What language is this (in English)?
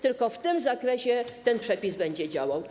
Polish